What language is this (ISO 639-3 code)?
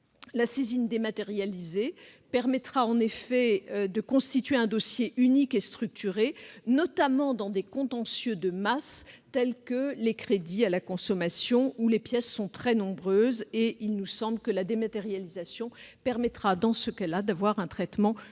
fra